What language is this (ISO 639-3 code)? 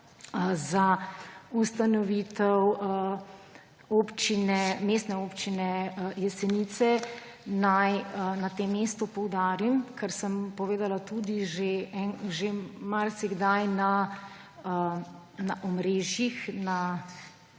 slv